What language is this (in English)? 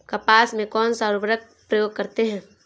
Hindi